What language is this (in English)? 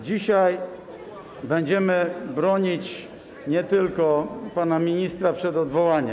Polish